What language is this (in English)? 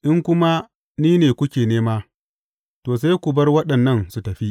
Hausa